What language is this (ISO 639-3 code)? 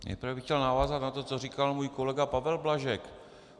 ces